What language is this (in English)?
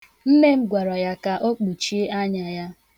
Igbo